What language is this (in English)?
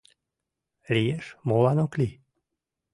Mari